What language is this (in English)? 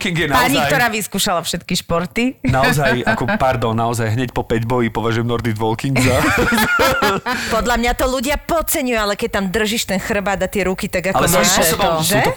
Slovak